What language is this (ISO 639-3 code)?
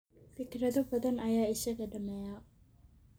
som